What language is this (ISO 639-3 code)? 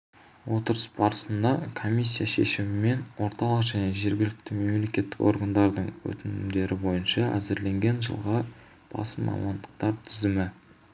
kaz